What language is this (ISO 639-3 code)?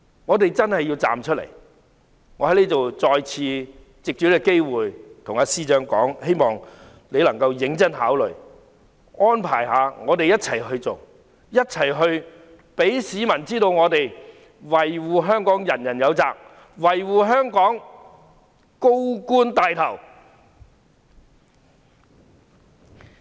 yue